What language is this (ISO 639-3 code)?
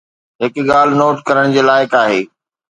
snd